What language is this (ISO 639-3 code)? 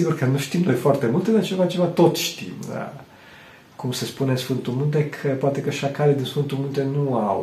ron